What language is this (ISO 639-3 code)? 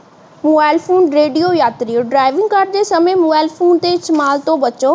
pan